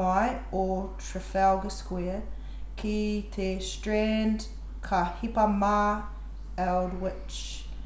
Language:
Māori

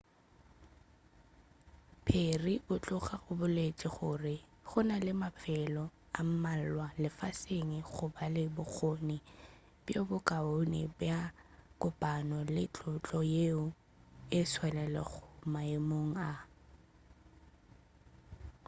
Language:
Northern Sotho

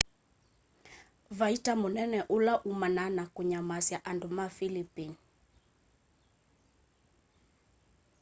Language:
Kamba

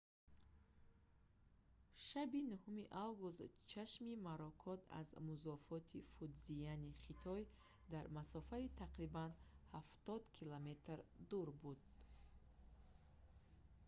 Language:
Tajik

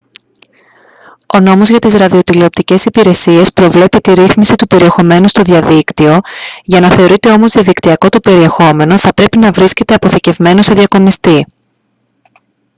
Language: Greek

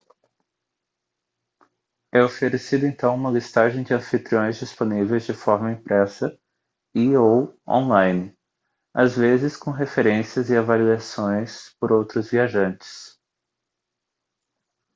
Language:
Portuguese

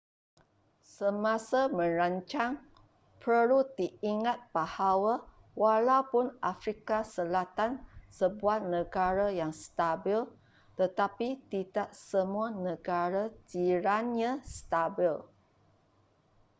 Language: Malay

